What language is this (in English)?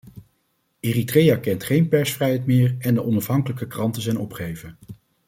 Dutch